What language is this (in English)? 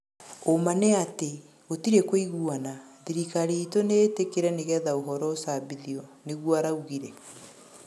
Kikuyu